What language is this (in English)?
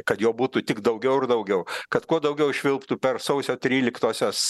Lithuanian